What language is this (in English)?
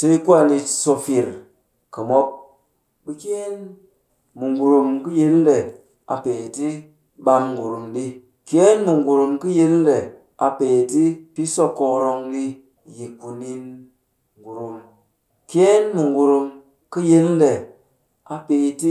Cakfem-Mushere